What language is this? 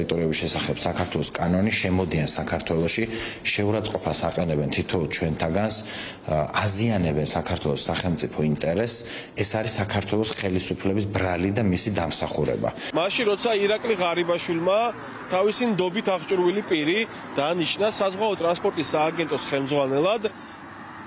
Russian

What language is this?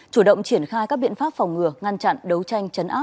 Vietnamese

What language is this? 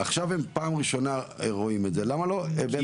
Hebrew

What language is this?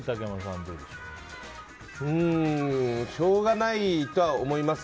Japanese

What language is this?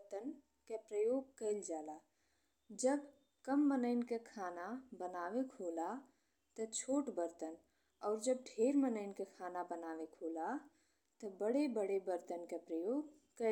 Bhojpuri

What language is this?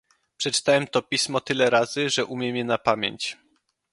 Polish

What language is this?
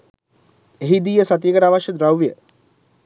Sinhala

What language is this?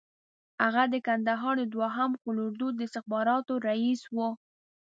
Pashto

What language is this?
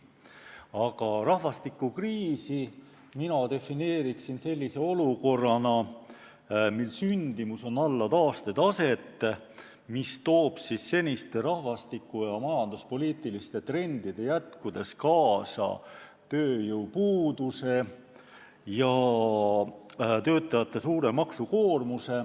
Estonian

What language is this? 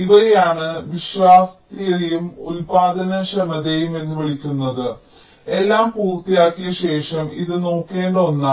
Malayalam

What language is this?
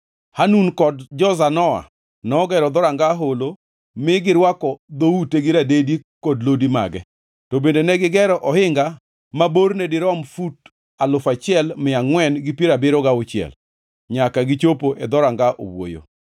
Luo (Kenya and Tanzania)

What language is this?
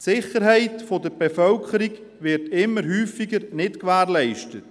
Swiss German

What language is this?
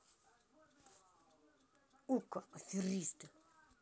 Russian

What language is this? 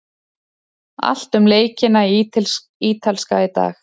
Icelandic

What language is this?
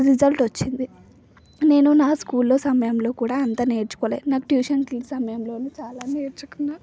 Telugu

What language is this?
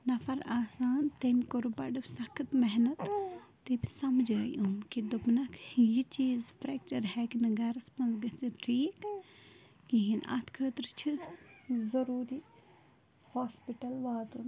Kashmiri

